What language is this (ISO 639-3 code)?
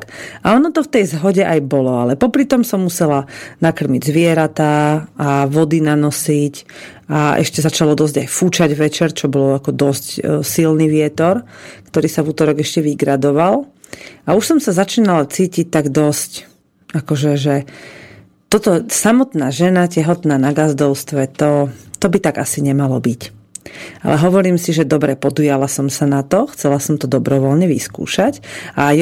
slk